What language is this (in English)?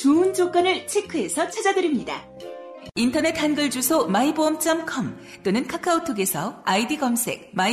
Korean